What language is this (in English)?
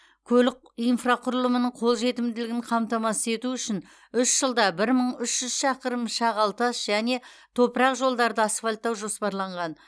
Kazakh